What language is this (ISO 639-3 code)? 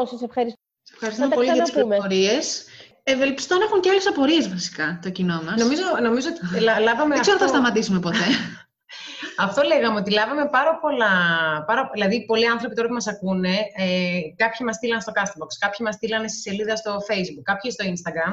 ell